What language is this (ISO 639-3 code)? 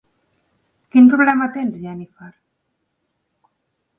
cat